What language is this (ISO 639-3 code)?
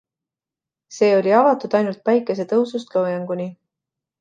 est